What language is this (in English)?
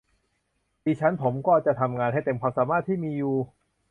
Thai